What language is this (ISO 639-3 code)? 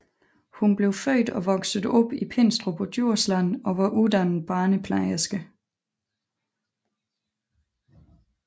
dan